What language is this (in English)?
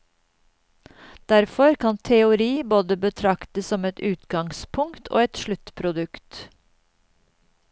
Norwegian